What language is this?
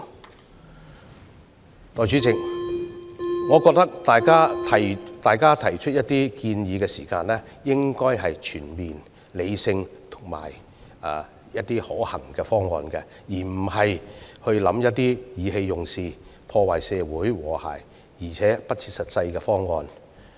Cantonese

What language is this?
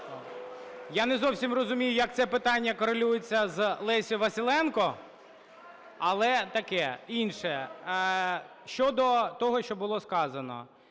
Ukrainian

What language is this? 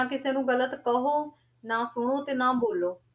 Punjabi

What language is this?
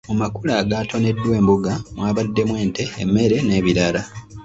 Ganda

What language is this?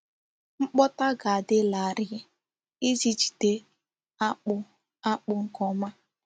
Igbo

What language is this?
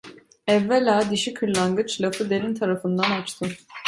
Turkish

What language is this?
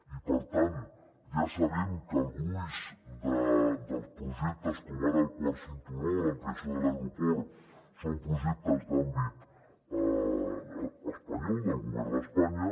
Catalan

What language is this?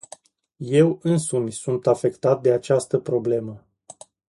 Romanian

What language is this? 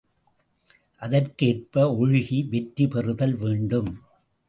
Tamil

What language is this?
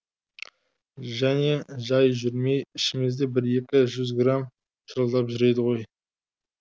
Kazakh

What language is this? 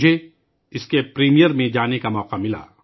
Urdu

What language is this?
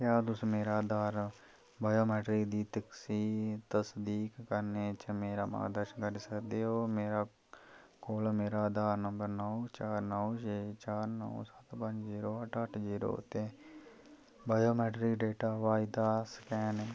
Dogri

